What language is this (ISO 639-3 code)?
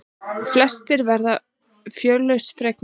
isl